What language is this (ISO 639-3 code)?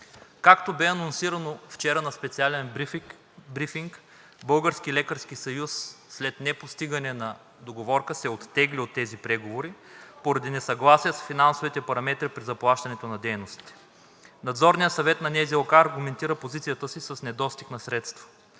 bul